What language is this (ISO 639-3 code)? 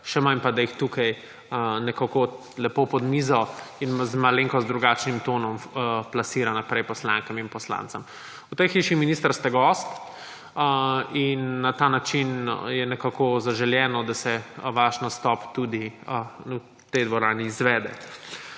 slv